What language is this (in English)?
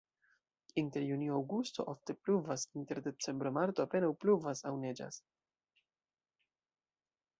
Esperanto